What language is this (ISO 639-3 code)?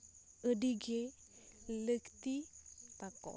sat